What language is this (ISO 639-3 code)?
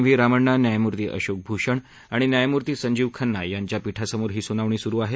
mar